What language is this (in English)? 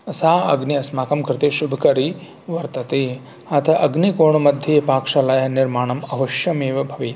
Sanskrit